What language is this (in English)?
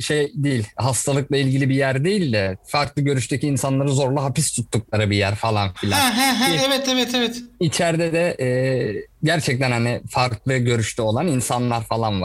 Turkish